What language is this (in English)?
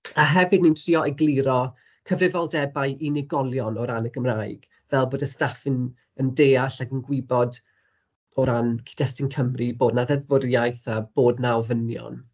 Welsh